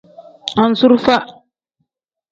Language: Tem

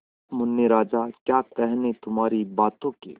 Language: Hindi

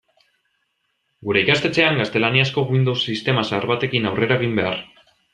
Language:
Basque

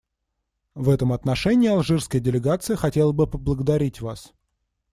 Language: Russian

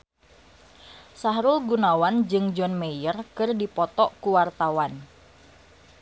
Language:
Sundanese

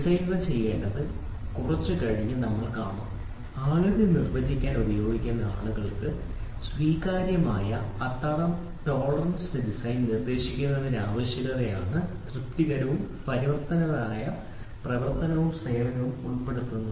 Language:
Malayalam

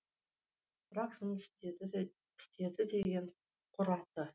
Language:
Kazakh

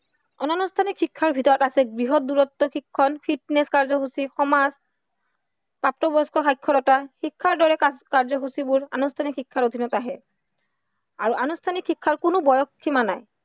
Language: Assamese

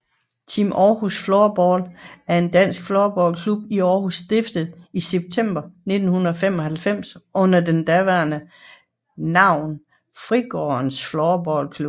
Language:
Danish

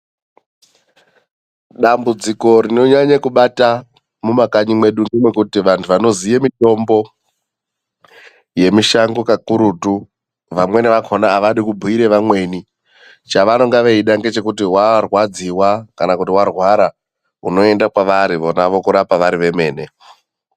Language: Ndau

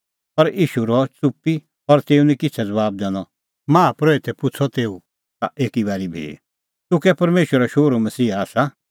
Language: Kullu Pahari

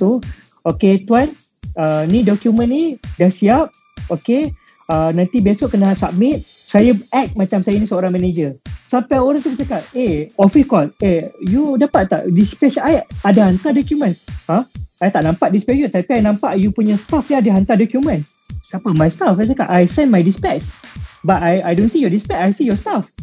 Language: Malay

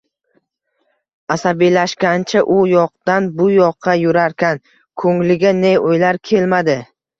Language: Uzbek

